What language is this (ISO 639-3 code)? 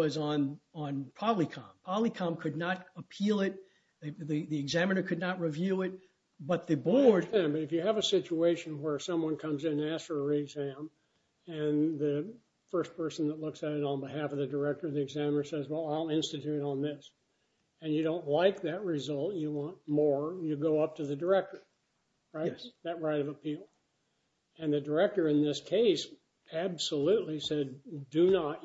eng